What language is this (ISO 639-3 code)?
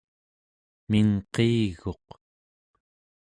esu